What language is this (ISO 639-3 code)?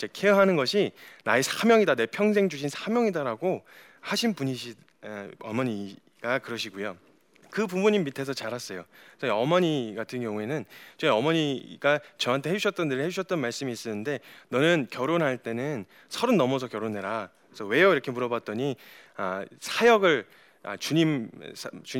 kor